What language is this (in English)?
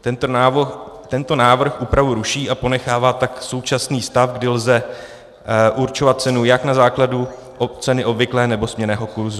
Czech